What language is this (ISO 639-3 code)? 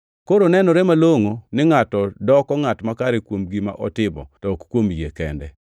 luo